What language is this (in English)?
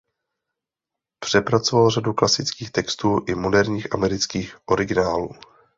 Czech